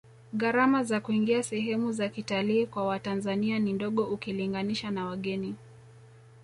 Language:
Swahili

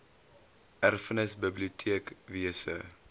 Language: Afrikaans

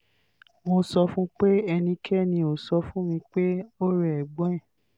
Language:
Yoruba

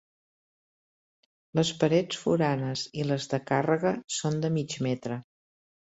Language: Catalan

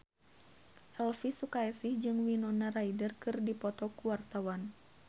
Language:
Sundanese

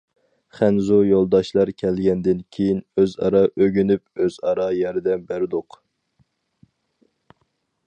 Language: Uyghur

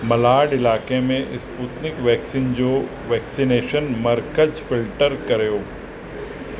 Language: Sindhi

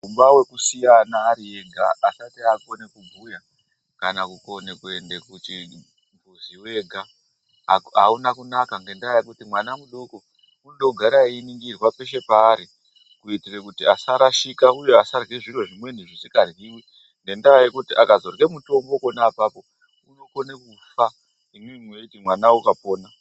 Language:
Ndau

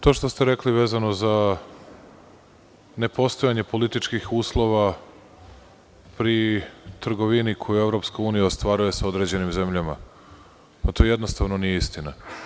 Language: Serbian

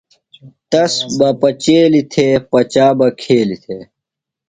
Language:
Phalura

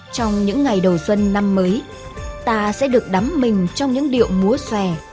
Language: Vietnamese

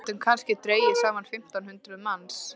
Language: Icelandic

